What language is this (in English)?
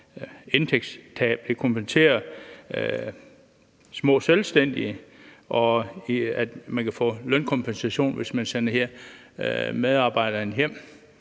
Danish